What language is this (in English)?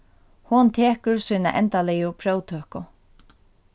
Faroese